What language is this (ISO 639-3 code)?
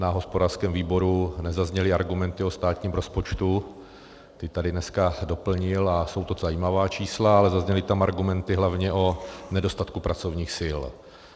ces